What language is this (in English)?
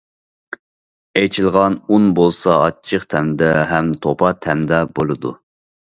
Uyghur